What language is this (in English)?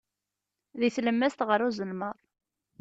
Kabyle